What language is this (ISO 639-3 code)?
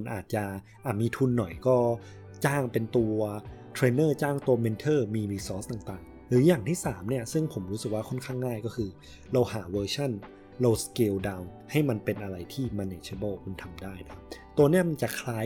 tha